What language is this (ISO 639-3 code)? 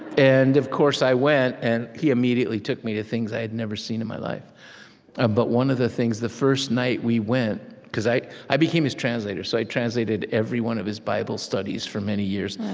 eng